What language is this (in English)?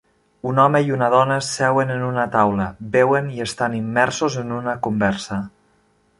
Catalan